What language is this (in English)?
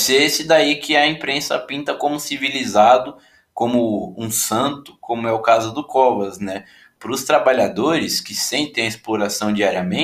Portuguese